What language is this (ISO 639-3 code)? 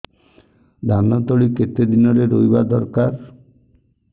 ori